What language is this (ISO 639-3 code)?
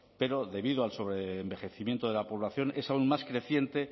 spa